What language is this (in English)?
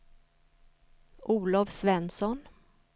Swedish